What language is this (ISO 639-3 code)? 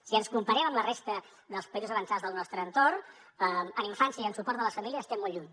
cat